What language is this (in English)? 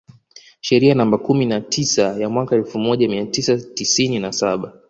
Swahili